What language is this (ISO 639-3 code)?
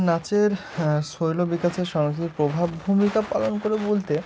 ben